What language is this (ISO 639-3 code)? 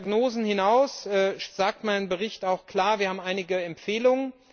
deu